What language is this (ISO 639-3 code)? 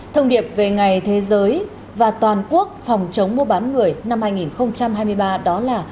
vie